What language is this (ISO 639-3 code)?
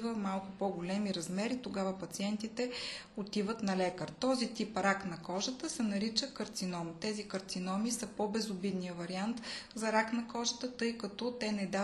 bul